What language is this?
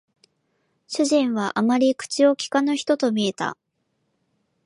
Japanese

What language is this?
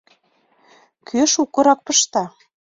Mari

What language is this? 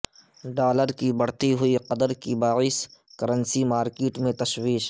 Urdu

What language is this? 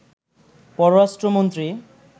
Bangla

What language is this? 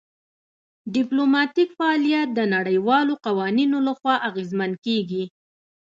Pashto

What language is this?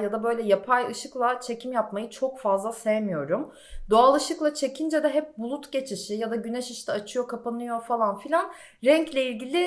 Turkish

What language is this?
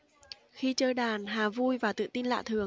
Vietnamese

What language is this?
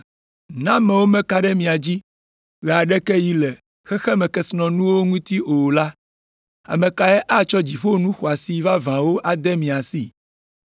Ewe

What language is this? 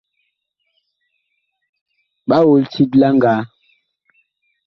Bakoko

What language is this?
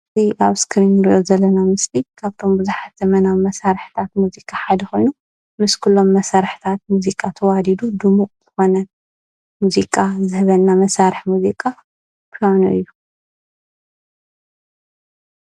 Tigrinya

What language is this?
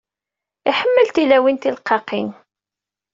Kabyle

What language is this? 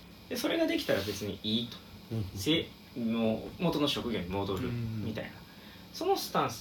Japanese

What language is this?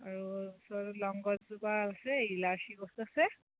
Assamese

